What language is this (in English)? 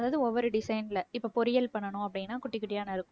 Tamil